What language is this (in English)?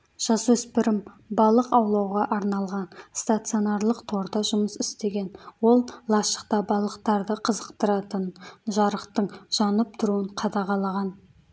Kazakh